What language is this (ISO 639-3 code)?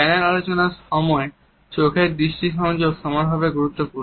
ben